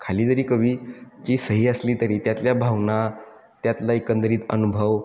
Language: Marathi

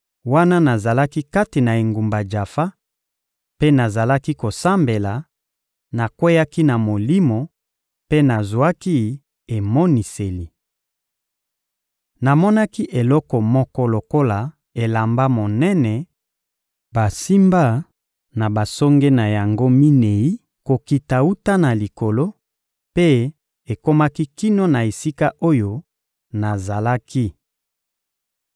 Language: Lingala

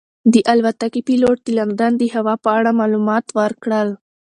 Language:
Pashto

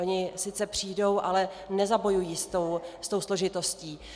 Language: Czech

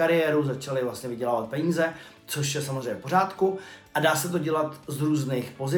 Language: Czech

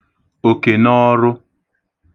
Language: Igbo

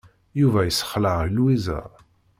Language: Kabyle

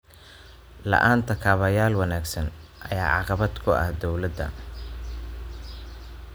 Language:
Somali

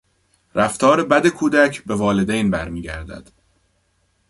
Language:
Persian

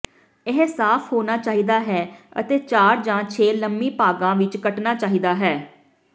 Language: Punjabi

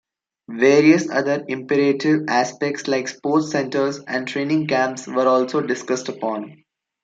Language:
English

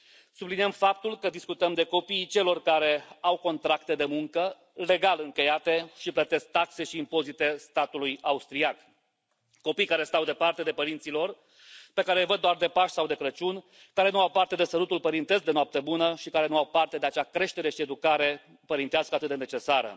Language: Romanian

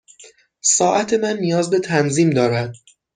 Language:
Persian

